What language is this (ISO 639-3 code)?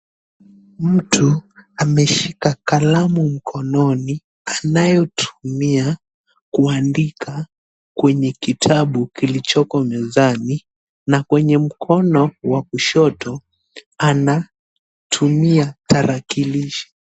swa